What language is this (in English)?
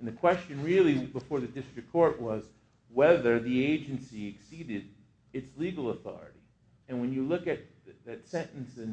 English